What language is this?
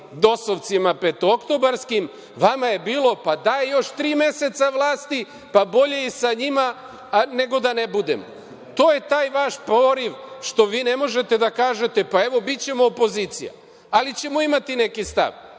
Serbian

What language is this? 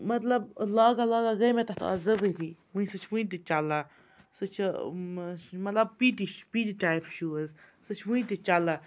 Kashmiri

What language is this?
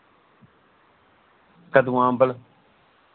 Dogri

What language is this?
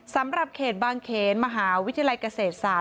Thai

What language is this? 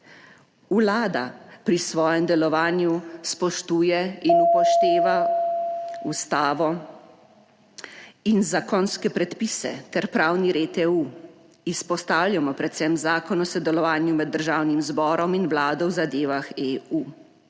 Slovenian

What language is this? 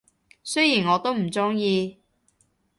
Cantonese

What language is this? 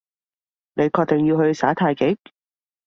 Cantonese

